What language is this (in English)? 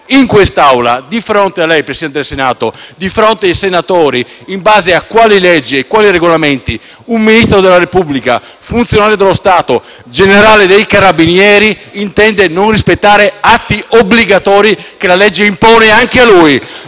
Italian